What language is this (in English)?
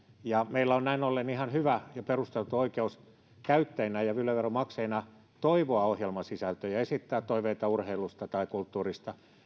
Finnish